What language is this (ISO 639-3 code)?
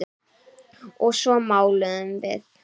isl